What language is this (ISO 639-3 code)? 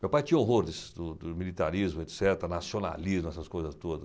por